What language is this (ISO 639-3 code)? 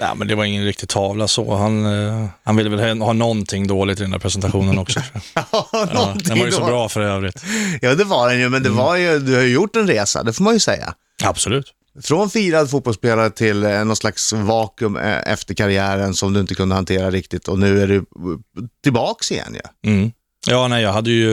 swe